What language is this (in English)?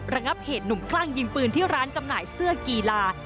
Thai